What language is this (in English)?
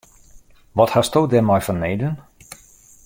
Western Frisian